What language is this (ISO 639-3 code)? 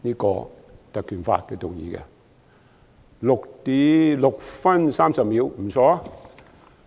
yue